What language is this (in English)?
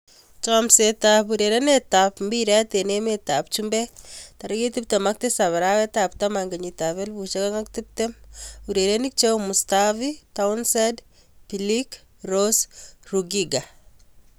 Kalenjin